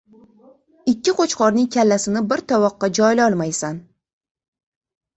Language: Uzbek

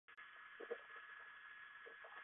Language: Chinese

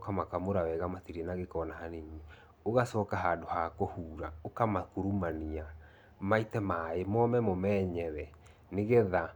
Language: Kikuyu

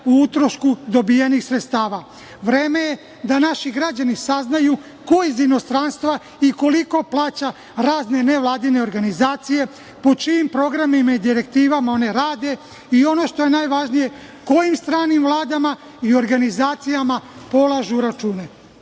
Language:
Serbian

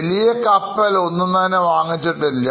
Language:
Malayalam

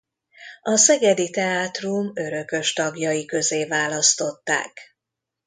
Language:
Hungarian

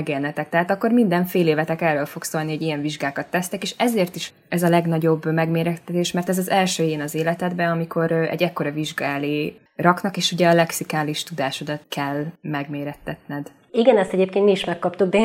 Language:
Hungarian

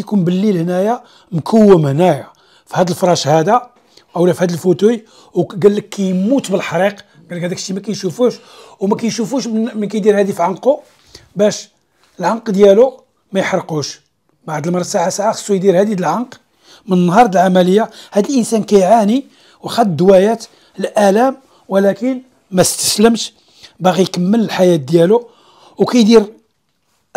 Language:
Arabic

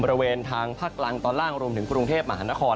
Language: Thai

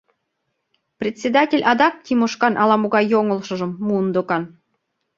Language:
Mari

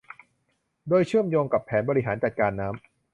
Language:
Thai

